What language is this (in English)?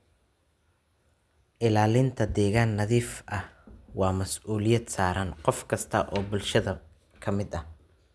Somali